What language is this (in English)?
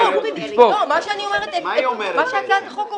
Hebrew